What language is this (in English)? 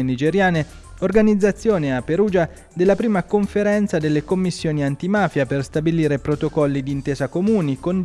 Italian